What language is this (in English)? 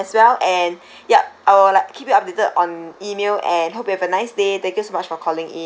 English